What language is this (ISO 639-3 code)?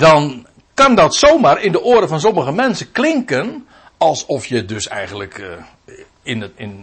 nld